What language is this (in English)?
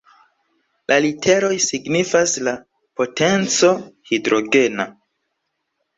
Esperanto